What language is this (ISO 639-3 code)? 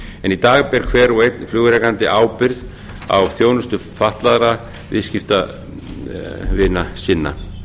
isl